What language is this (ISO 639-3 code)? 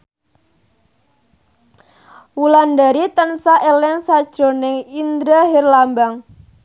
jav